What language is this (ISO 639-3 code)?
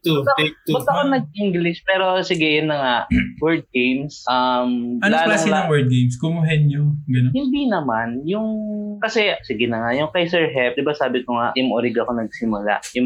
fil